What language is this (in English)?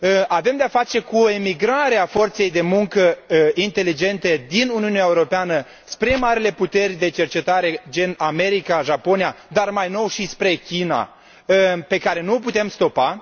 Romanian